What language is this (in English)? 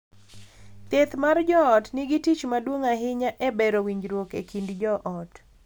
Luo (Kenya and Tanzania)